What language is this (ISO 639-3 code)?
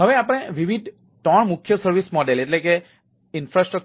guj